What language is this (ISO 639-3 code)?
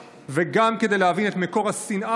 heb